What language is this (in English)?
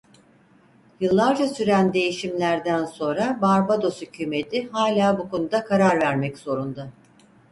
Turkish